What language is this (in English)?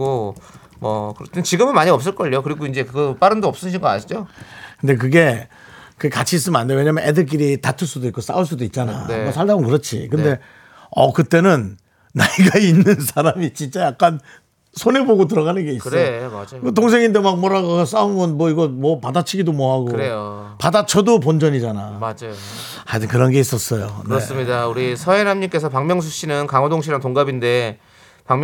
Korean